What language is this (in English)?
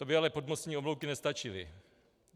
Czech